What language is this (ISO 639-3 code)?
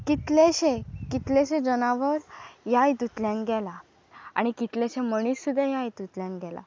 kok